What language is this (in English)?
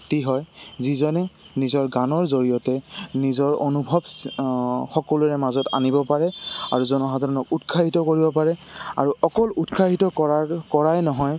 Assamese